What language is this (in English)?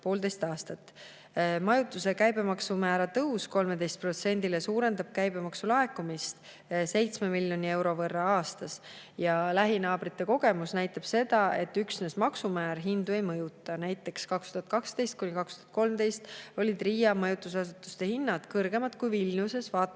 Estonian